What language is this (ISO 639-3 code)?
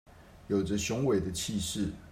zho